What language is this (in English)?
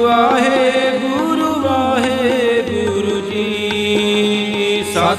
Punjabi